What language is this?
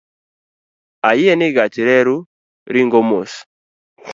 Luo (Kenya and Tanzania)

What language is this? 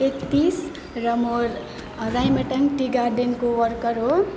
Nepali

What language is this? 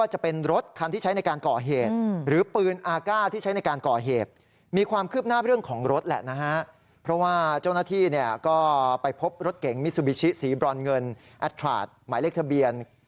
Thai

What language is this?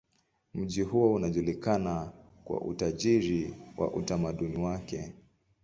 Swahili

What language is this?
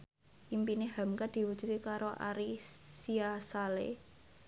Javanese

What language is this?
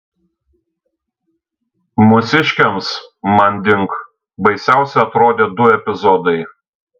Lithuanian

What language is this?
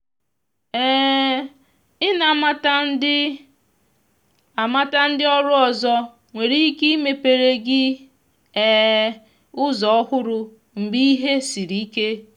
Igbo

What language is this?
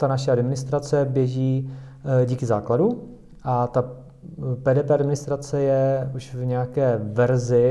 Czech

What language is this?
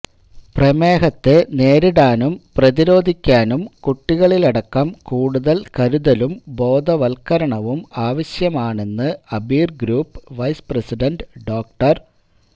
Malayalam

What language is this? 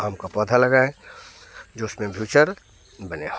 Hindi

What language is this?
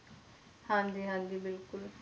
Punjabi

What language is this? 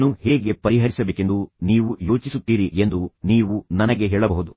Kannada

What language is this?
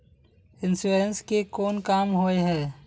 Magahi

